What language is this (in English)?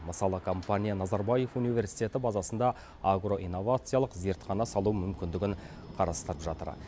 Kazakh